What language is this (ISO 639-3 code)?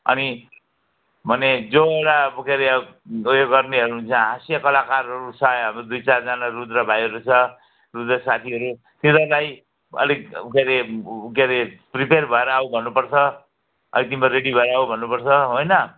nep